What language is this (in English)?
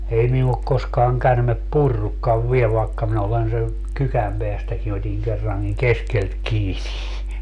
Finnish